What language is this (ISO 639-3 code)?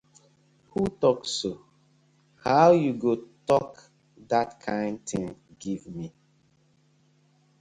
pcm